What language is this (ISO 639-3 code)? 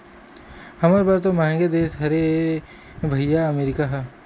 hne